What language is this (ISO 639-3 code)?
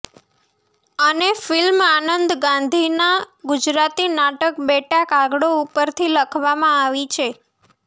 guj